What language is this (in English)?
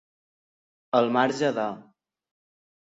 Catalan